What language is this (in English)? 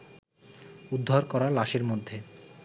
Bangla